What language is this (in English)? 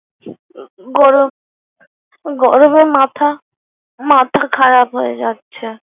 Bangla